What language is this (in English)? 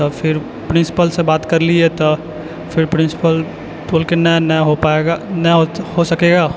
Maithili